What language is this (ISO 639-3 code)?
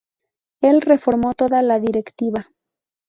spa